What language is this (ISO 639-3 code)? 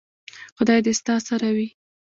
pus